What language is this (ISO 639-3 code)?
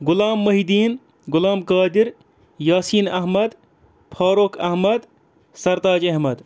kas